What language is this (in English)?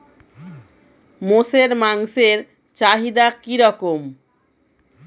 Bangla